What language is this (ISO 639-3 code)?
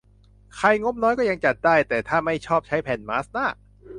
tha